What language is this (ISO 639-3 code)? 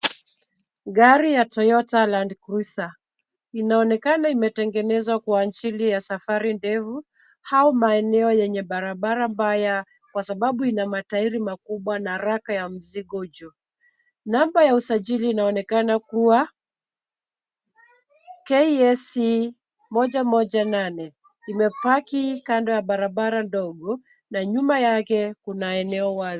swa